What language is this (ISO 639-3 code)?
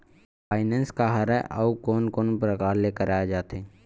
hne